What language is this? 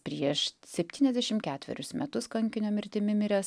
Lithuanian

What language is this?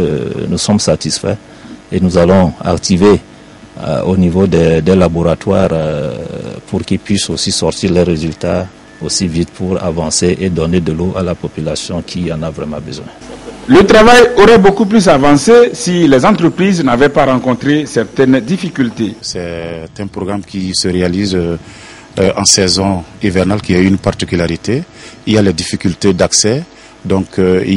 French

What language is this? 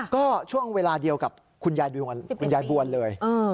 Thai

